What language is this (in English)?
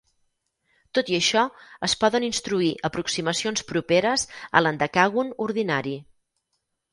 Catalan